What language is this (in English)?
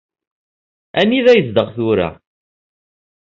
Kabyle